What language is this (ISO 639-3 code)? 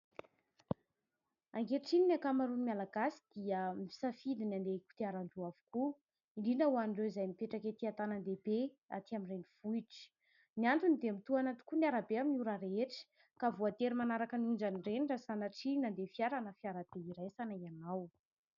mlg